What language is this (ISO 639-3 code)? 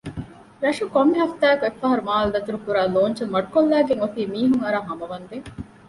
div